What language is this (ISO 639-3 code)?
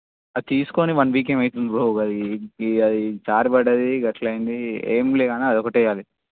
tel